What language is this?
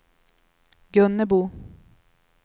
Swedish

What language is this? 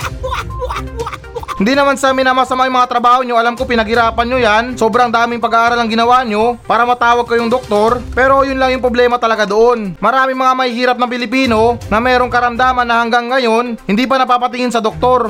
Filipino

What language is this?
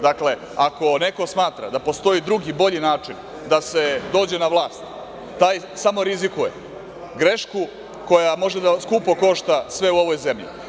Serbian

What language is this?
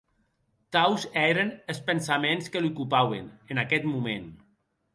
Occitan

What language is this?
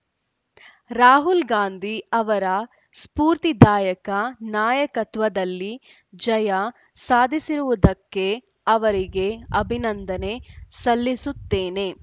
Kannada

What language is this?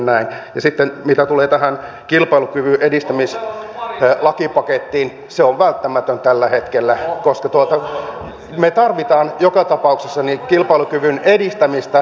Finnish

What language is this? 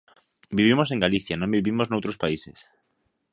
Galician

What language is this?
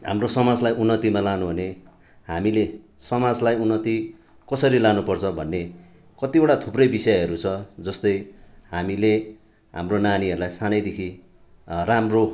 Nepali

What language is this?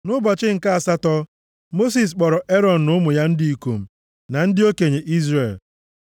Igbo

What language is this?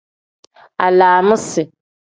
Tem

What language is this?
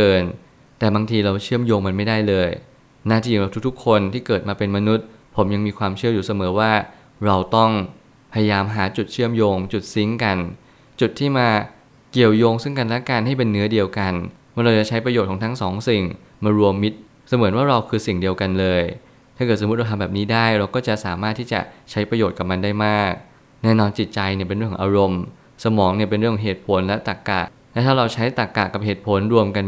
Thai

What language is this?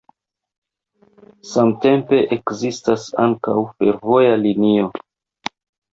Esperanto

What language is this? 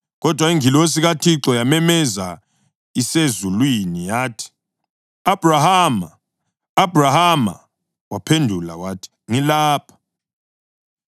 North Ndebele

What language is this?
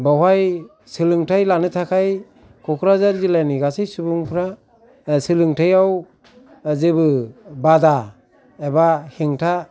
Bodo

